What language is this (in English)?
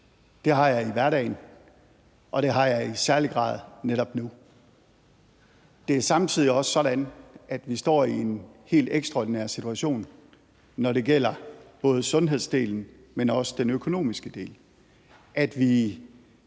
Danish